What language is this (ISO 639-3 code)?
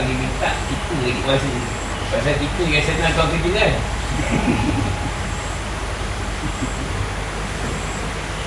msa